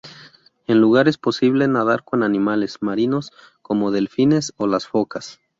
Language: Spanish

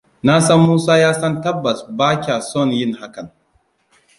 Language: Hausa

